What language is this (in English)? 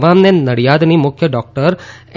Gujarati